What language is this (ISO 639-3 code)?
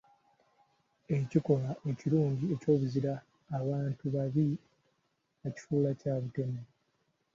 lug